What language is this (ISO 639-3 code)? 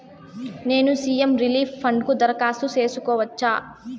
tel